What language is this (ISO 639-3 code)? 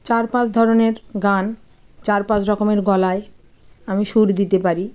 ben